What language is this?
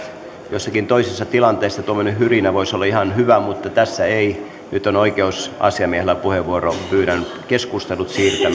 Finnish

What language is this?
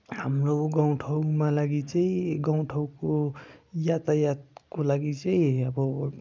Nepali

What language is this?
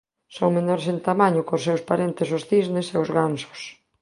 Galician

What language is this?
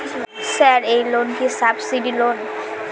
Bangla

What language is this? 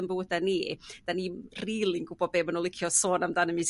Welsh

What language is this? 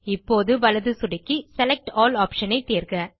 Tamil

